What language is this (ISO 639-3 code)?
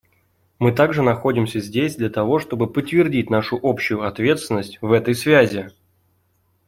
rus